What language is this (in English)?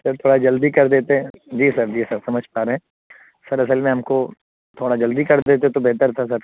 Urdu